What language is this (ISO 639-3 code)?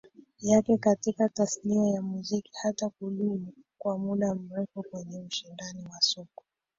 swa